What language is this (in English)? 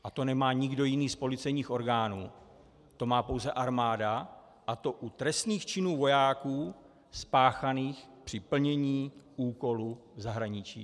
Czech